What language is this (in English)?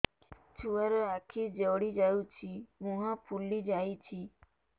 Odia